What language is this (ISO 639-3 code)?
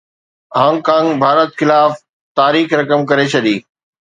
snd